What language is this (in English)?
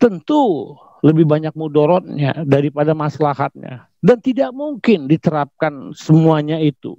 Indonesian